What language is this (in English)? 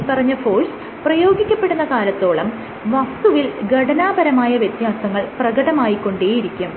Malayalam